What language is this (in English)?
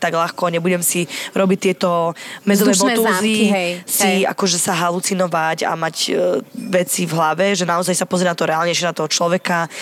Slovak